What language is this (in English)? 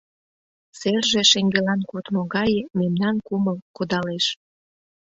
Mari